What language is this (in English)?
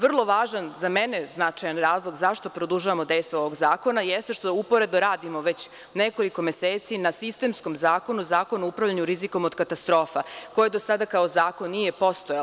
Serbian